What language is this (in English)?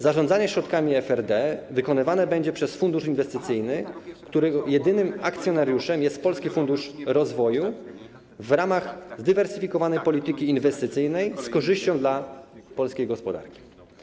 Polish